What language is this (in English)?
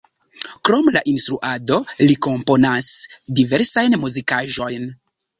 Esperanto